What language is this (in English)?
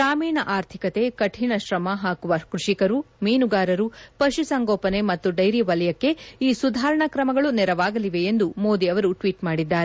Kannada